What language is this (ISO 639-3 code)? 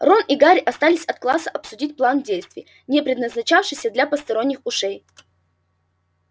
rus